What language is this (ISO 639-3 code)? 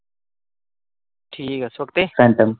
pan